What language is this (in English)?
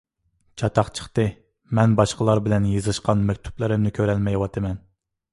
Uyghur